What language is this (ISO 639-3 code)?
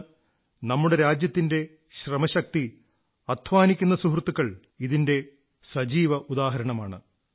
mal